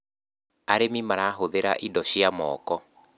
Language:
Kikuyu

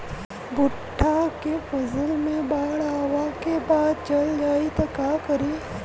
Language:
Bhojpuri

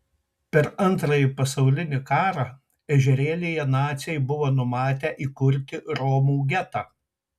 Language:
Lithuanian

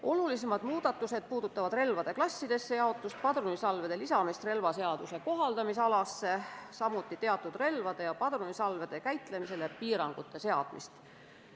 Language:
Estonian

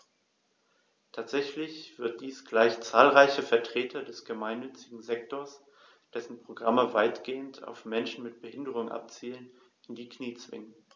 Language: German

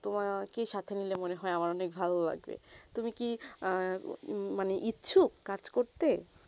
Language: Bangla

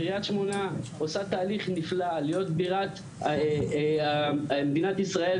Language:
Hebrew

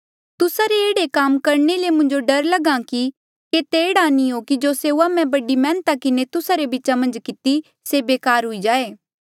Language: Mandeali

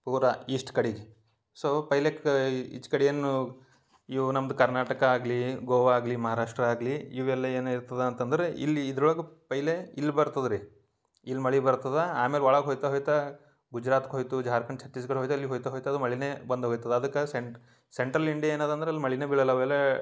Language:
Kannada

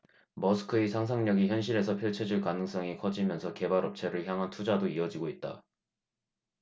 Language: Korean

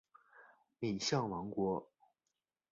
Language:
Chinese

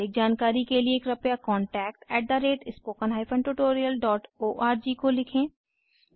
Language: Hindi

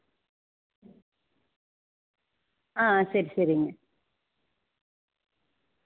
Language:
Tamil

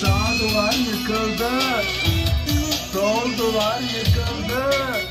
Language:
Turkish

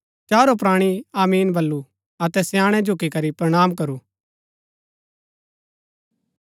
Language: Gaddi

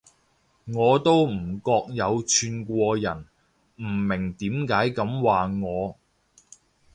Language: Cantonese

